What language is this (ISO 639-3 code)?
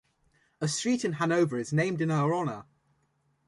eng